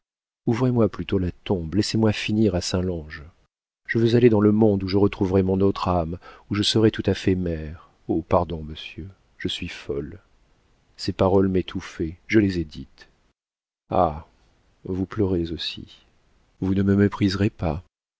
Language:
French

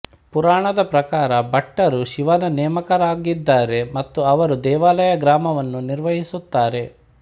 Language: Kannada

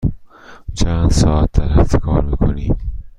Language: Persian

